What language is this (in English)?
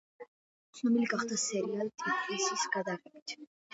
Georgian